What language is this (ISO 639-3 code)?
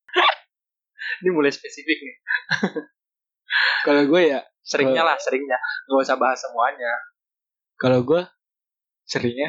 ind